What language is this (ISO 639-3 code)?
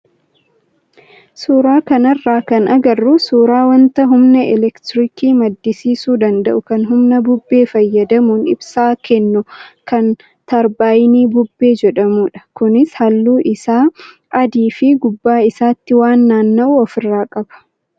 orm